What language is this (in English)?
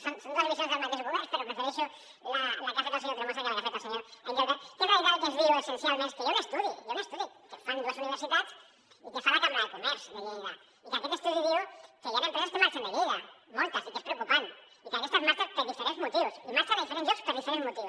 Catalan